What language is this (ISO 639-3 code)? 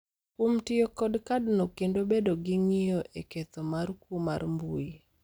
luo